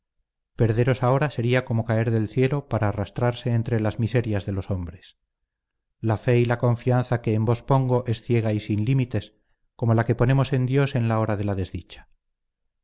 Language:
Spanish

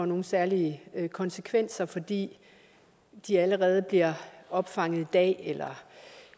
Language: Danish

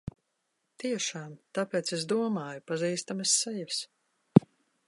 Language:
Latvian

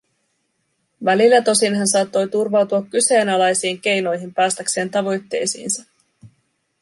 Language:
Finnish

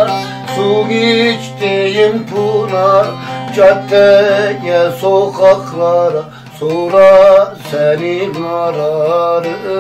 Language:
Turkish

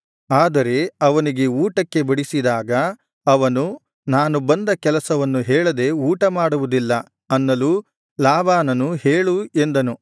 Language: Kannada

